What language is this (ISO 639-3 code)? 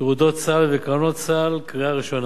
heb